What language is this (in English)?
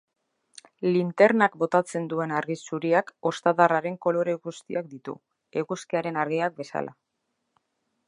Basque